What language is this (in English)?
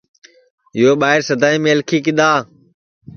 Sansi